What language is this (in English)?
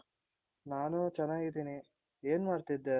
Kannada